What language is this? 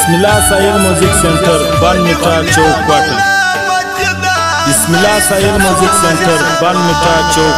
Arabic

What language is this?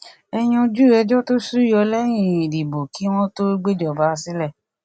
Yoruba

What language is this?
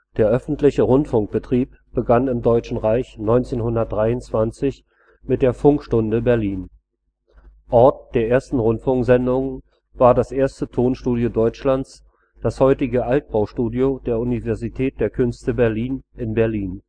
German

